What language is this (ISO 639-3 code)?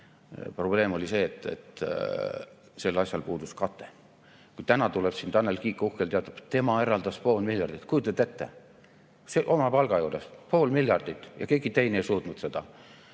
est